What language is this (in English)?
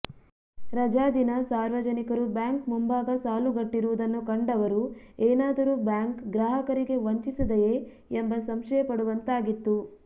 Kannada